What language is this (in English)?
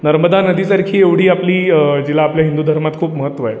Marathi